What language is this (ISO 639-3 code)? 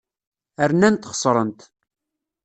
kab